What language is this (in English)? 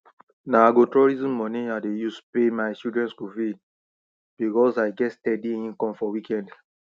Nigerian Pidgin